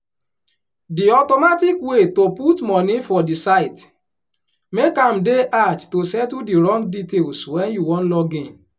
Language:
Nigerian Pidgin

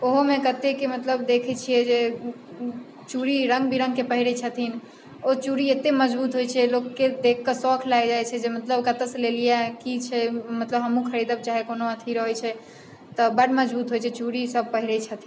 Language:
Maithili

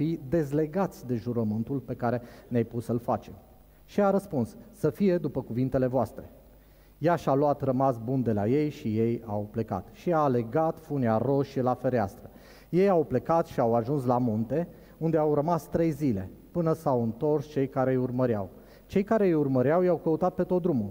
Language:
Romanian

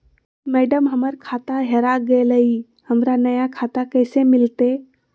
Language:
Magahi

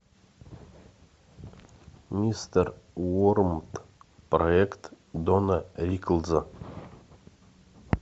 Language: Russian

